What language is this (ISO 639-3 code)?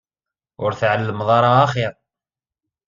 kab